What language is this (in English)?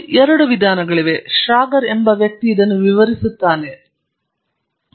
Kannada